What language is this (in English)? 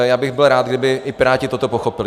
Czech